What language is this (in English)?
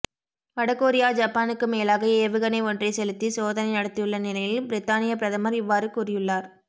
Tamil